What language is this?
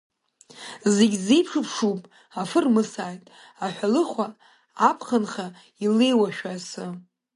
Abkhazian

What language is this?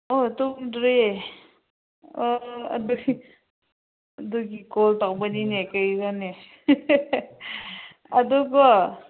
Manipuri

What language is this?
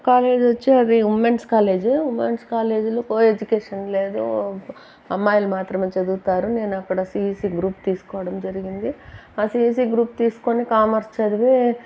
Telugu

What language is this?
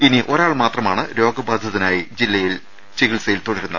Malayalam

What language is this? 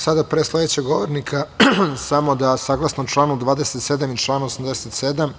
Serbian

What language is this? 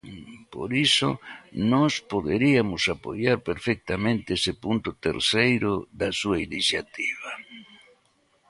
Galician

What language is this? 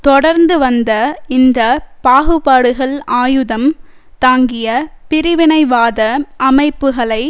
Tamil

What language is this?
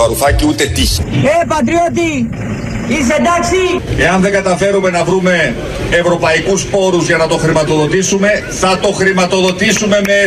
Greek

